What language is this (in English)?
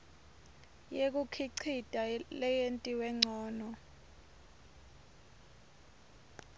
Swati